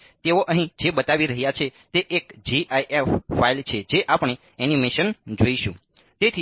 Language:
Gujarati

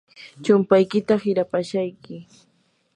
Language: Yanahuanca Pasco Quechua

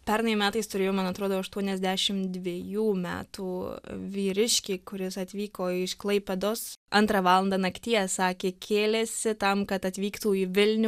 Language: Lithuanian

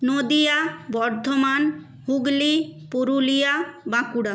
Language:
Bangla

